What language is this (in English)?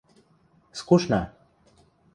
Western Mari